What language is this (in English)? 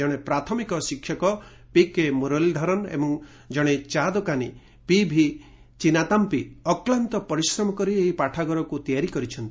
Odia